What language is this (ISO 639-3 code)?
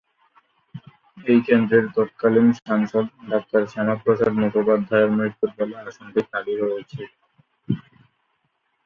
ben